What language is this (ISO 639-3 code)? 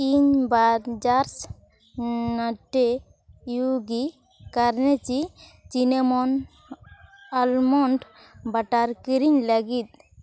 sat